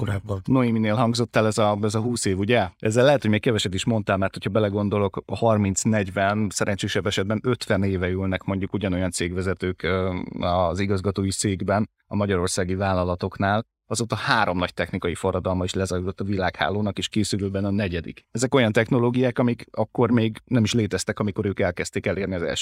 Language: Hungarian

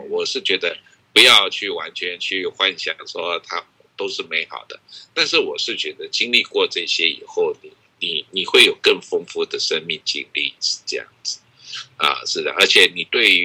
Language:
Chinese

